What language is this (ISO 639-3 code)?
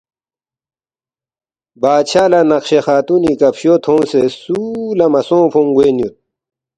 bft